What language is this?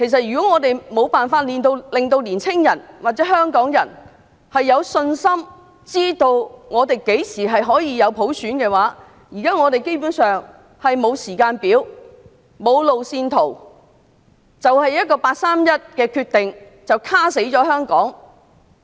Cantonese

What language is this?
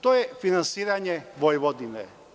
Serbian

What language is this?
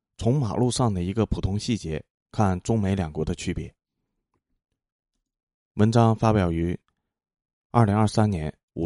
Chinese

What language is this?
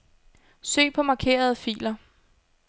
Danish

